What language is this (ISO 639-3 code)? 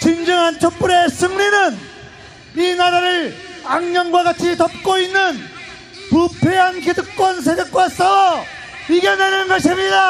kor